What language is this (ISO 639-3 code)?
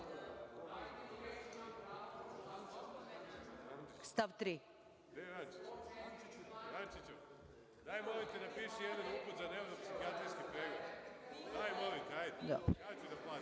srp